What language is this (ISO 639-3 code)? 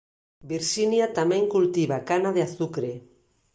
glg